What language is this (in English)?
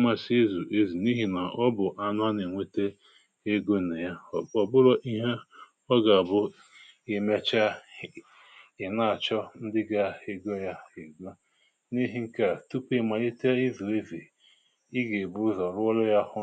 Igbo